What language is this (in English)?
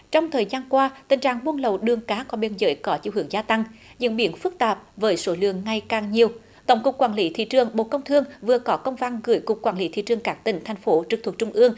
Vietnamese